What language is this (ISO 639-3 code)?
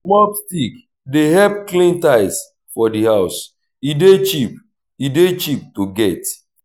pcm